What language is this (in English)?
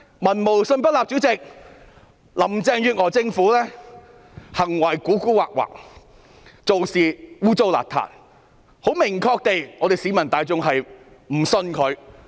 Cantonese